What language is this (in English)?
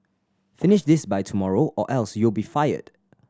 English